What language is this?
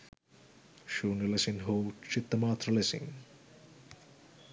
Sinhala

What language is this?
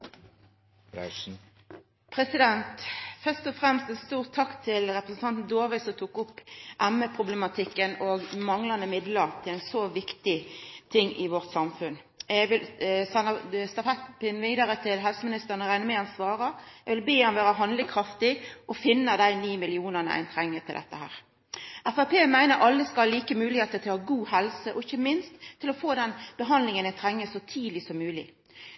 Norwegian Nynorsk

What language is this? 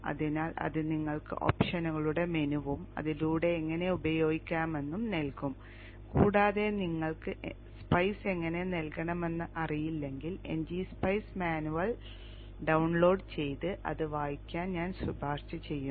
Malayalam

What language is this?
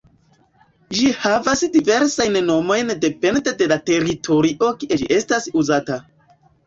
Esperanto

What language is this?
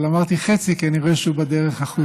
Hebrew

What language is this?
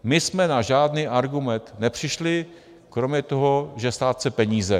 Czech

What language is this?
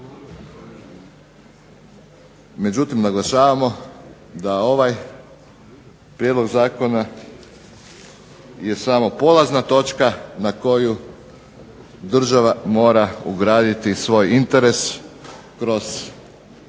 Croatian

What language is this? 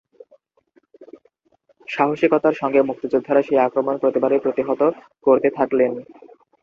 Bangla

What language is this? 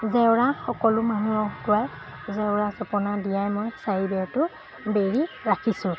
Assamese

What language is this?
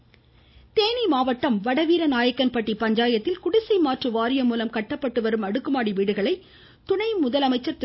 Tamil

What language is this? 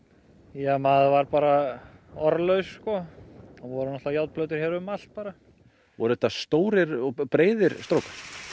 Icelandic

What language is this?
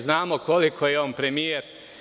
Serbian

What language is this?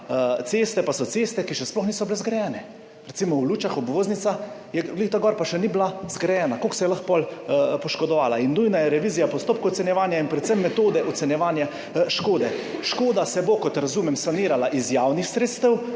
Slovenian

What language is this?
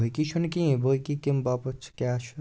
Kashmiri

